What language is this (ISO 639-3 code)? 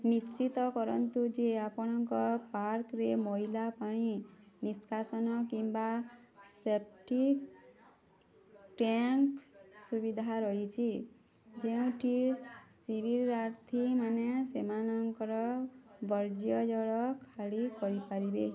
ori